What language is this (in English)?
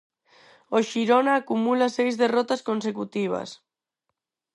Galician